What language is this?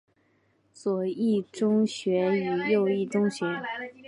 Chinese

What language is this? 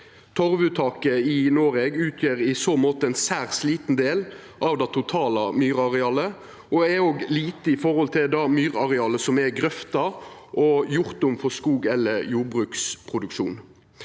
Norwegian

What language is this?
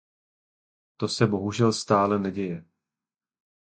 Czech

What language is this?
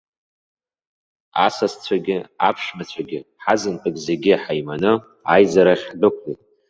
Abkhazian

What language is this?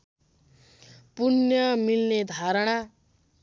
Nepali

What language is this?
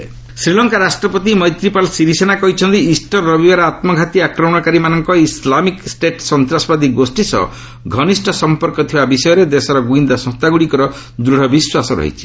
Odia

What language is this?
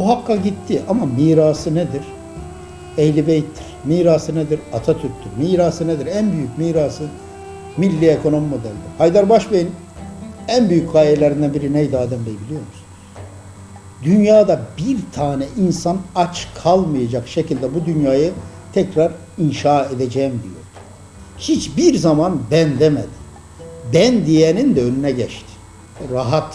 Turkish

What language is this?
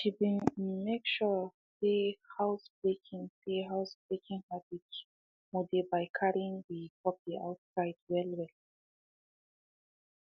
Nigerian Pidgin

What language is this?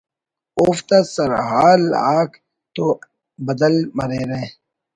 Brahui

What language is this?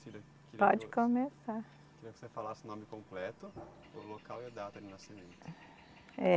Portuguese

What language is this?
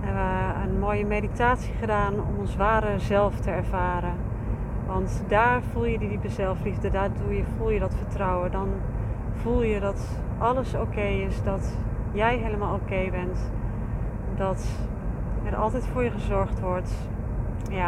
Dutch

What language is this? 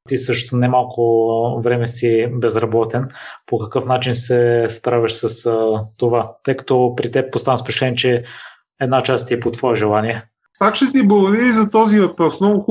Bulgarian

